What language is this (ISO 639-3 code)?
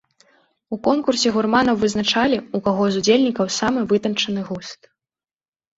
bel